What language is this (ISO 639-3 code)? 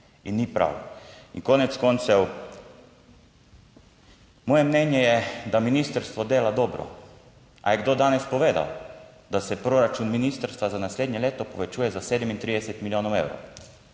slv